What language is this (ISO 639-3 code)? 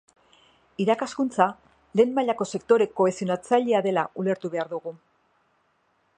eus